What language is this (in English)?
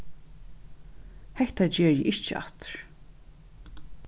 Faroese